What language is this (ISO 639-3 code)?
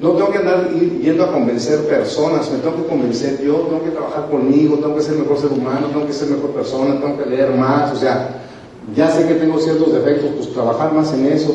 spa